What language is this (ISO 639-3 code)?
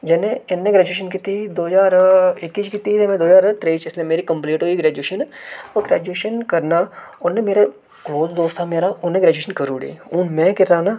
doi